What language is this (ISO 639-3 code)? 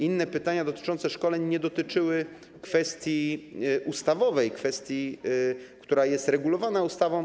pol